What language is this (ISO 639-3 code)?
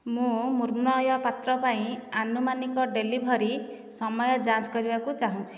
ori